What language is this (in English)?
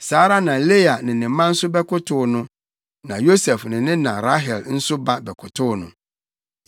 Akan